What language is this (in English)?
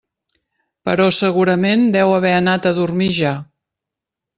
Catalan